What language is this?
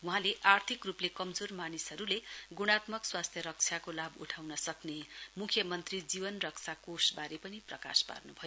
Nepali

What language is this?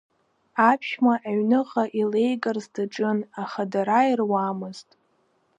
Abkhazian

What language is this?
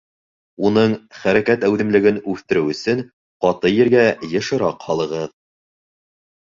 Bashkir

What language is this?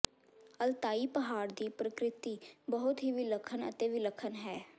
Punjabi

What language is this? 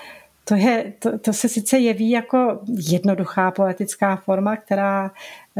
Czech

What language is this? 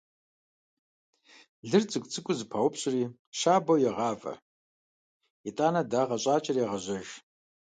Kabardian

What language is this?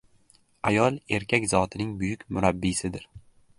Uzbek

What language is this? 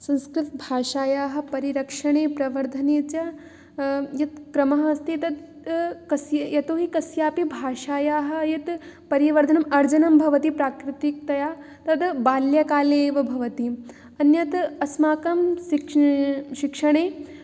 Sanskrit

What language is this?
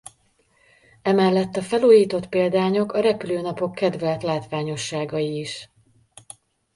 Hungarian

